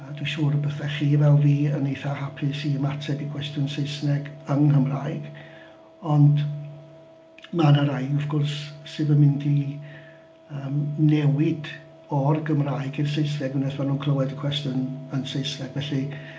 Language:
Welsh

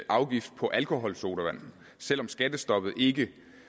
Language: Danish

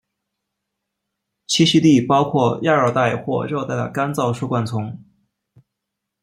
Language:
Chinese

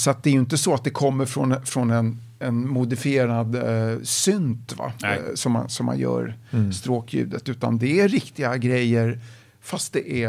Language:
Swedish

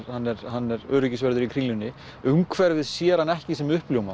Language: Icelandic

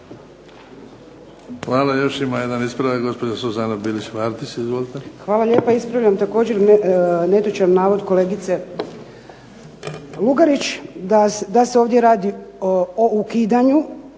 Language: Croatian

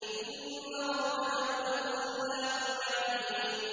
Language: Arabic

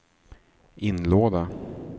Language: Swedish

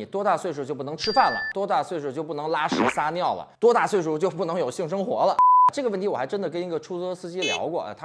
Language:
Chinese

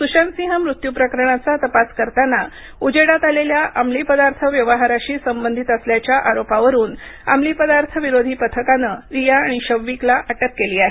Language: Marathi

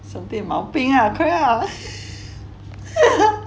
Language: English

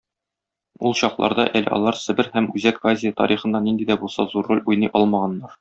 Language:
Tatar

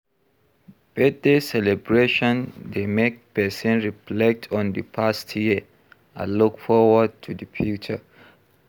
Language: Nigerian Pidgin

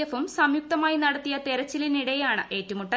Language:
Malayalam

